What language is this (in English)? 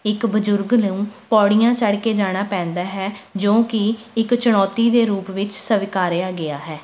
Punjabi